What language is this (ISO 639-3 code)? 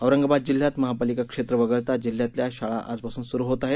mar